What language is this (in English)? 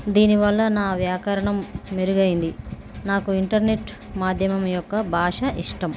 Telugu